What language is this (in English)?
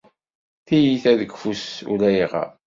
Kabyle